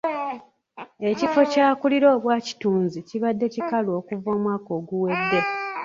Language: Ganda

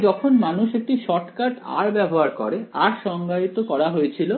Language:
Bangla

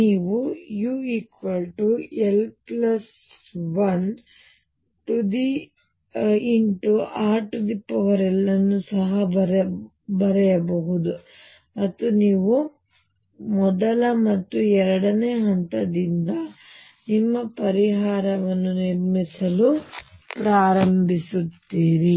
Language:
Kannada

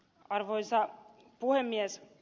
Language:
Finnish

